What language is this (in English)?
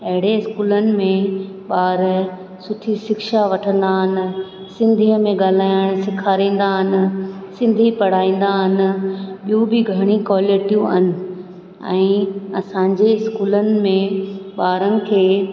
Sindhi